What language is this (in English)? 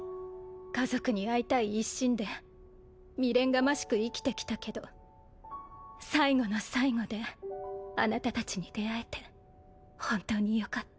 Japanese